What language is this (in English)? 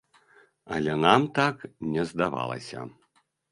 Belarusian